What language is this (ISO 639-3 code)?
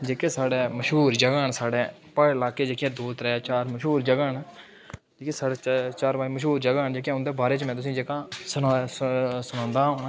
doi